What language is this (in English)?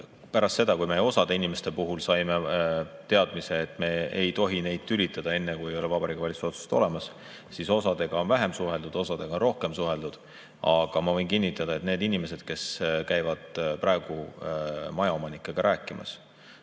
Estonian